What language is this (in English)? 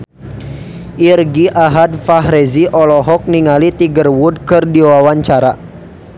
Sundanese